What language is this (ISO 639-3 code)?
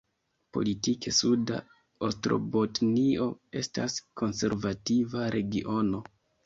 epo